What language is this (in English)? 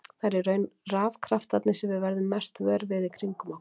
Icelandic